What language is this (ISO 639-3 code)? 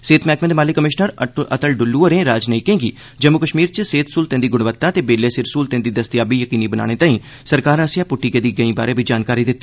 doi